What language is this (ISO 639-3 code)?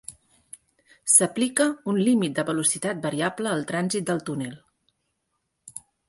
cat